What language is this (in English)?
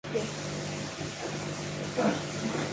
Mongolian